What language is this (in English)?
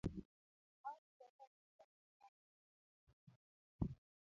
Luo (Kenya and Tanzania)